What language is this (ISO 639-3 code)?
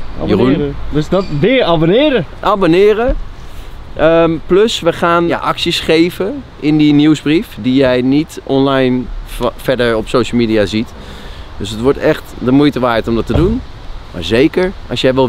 nld